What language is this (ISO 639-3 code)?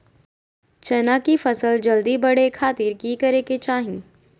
mag